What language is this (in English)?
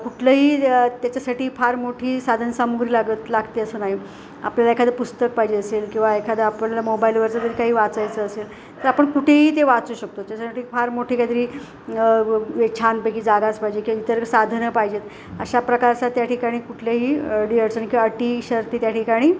Marathi